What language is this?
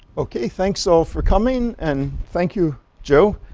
English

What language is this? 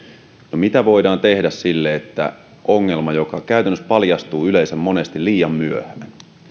Finnish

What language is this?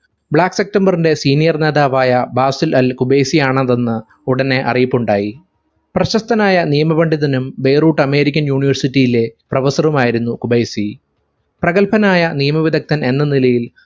Malayalam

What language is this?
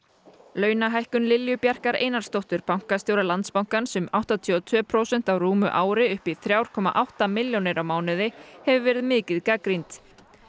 Icelandic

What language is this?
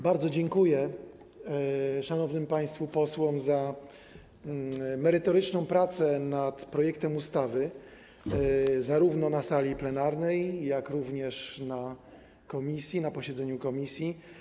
Polish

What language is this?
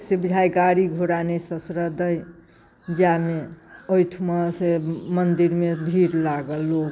Maithili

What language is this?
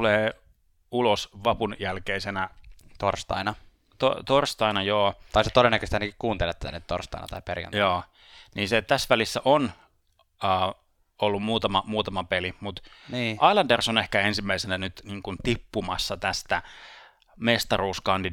Finnish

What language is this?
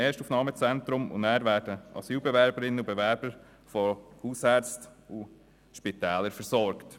Swiss German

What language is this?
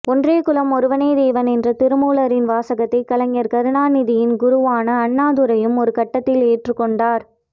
Tamil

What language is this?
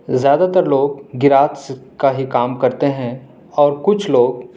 Urdu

